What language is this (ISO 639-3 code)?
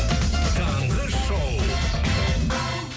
kaz